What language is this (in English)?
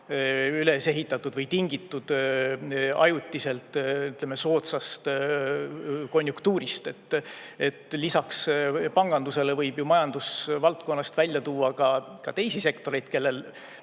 Estonian